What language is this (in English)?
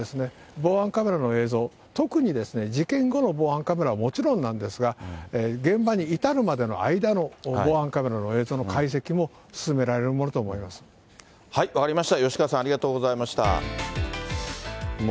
Japanese